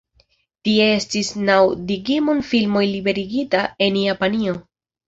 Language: Esperanto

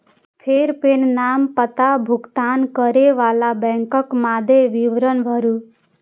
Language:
Maithili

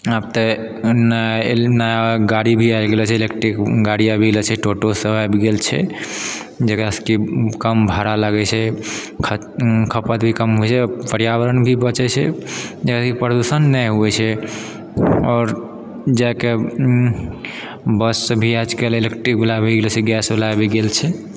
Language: Maithili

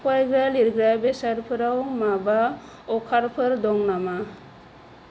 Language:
Bodo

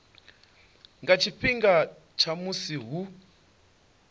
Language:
Venda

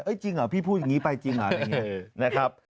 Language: Thai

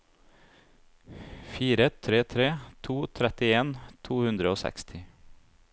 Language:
Norwegian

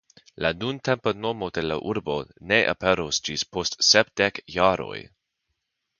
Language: Esperanto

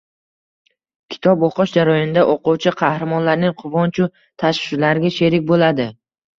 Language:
Uzbek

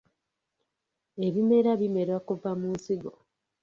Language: Ganda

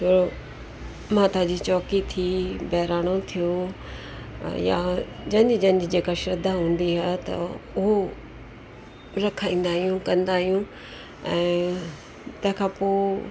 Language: Sindhi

